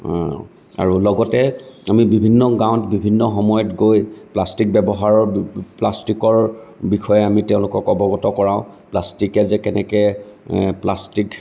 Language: Assamese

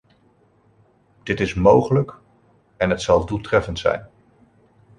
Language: Dutch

